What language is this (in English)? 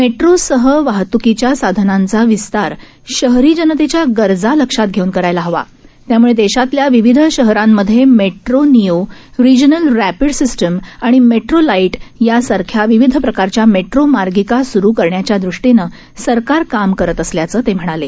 Marathi